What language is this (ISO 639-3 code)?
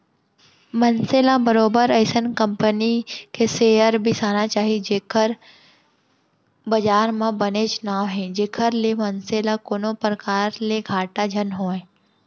hne